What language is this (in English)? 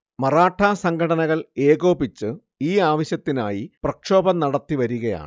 Malayalam